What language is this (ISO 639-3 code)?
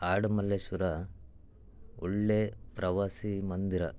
kan